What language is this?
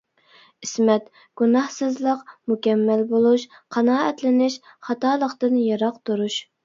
Uyghur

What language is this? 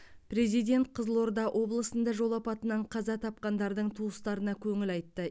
Kazakh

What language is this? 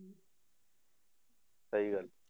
Punjabi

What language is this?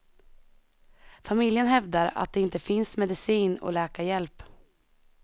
Swedish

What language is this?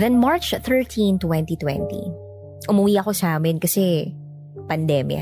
Filipino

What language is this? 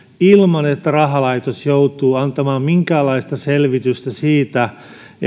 Finnish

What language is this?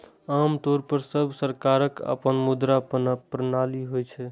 Maithili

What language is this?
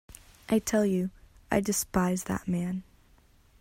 English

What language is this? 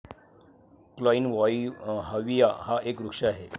Marathi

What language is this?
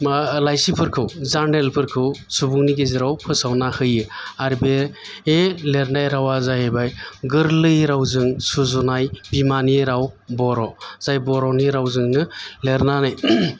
Bodo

